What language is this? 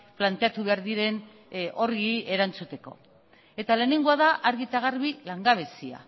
Basque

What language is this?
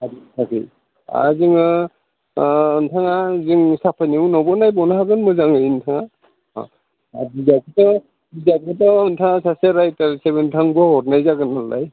Bodo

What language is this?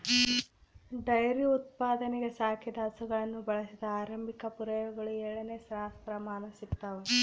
Kannada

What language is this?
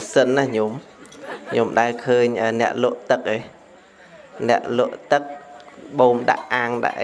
Vietnamese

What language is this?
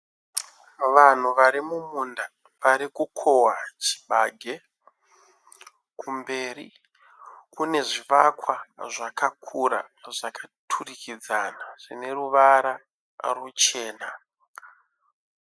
Shona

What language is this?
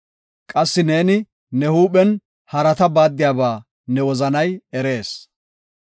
Gofa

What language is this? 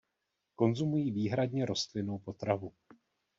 Czech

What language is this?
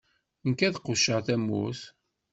Kabyle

